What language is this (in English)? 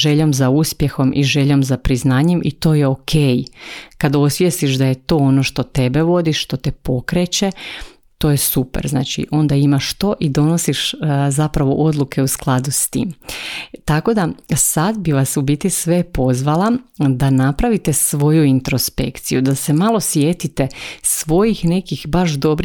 Croatian